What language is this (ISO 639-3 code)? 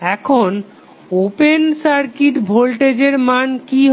ben